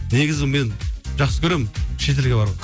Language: Kazakh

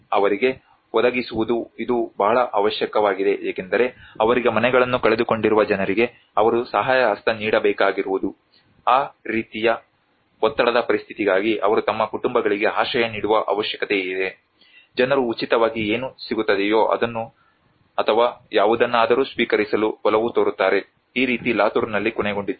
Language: Kannada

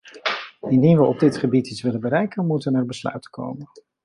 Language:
Dutch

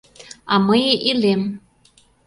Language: Mari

